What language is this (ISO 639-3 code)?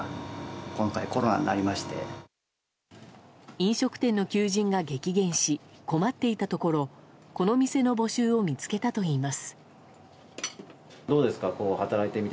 jpn